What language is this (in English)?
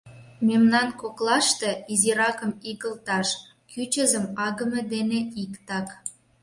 Mari